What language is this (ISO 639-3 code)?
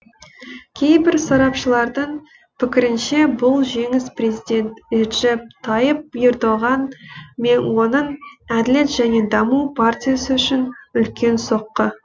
kaz